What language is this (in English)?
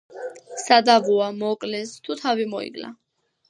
Georgian